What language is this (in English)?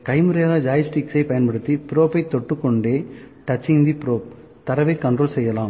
Tamil